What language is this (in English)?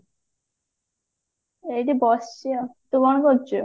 Odia